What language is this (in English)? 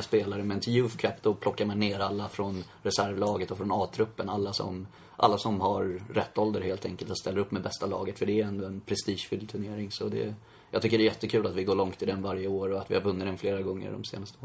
Swedish